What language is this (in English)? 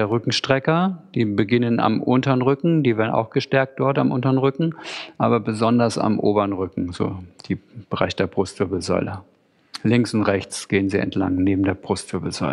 German